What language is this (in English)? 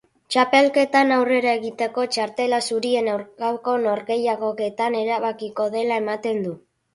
Basque